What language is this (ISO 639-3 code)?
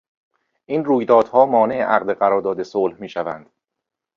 fas